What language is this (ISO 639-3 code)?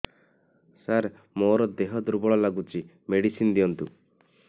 ori